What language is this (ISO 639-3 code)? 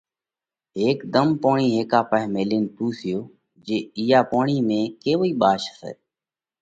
kvx